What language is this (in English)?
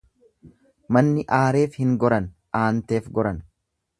Oromo